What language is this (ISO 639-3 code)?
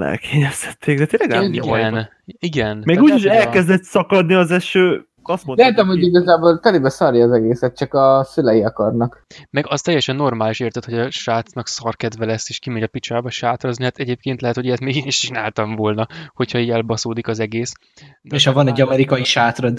hun